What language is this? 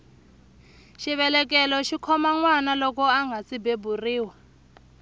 Tsonga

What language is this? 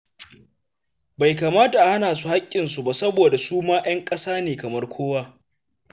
Hausa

